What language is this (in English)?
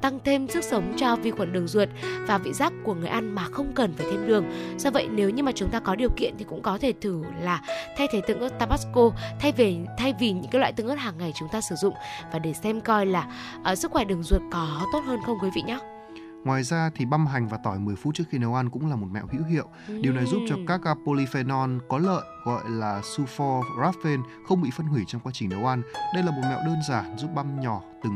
Vietnamese